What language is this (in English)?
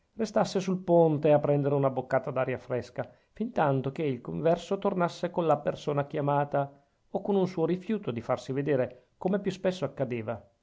Italian